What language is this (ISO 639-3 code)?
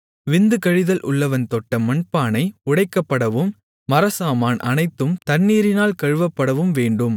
tam